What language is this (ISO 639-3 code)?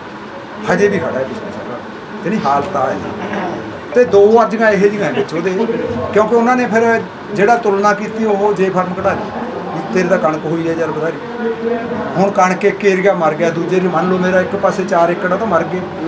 pan